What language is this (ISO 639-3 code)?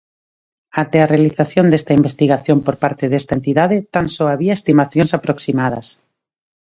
glg